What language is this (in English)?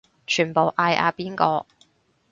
Cantonese